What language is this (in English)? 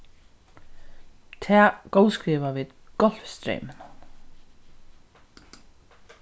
Faroese